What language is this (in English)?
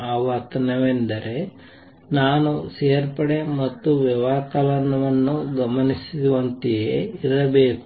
Kannada